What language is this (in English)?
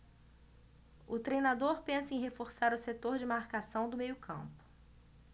Portuguese